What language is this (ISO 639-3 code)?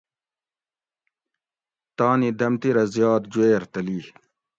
gwc